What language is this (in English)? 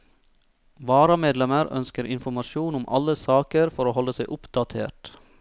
Norwegian